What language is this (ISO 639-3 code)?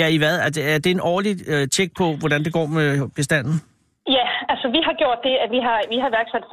dan